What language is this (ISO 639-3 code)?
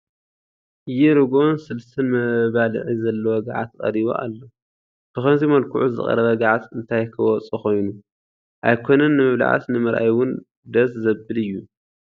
tir